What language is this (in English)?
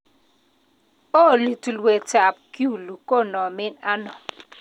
Kalenjin